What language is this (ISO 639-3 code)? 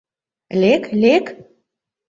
chm